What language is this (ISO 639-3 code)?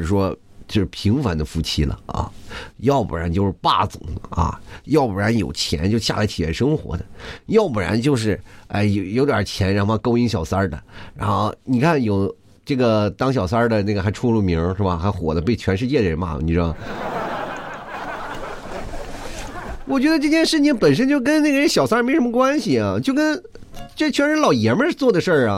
zho